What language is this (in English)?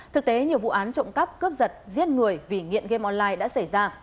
Vietnamese